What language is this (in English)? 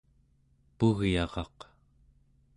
Central Yupik